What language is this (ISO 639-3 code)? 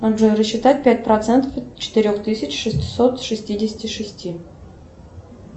rus